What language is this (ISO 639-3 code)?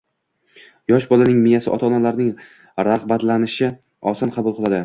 uzb